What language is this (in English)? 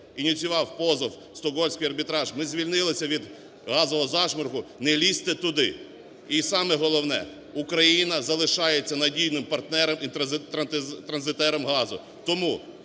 Ukrainian